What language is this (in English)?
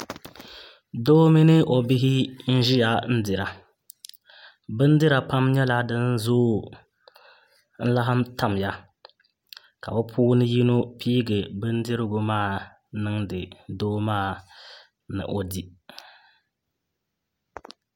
Dagbani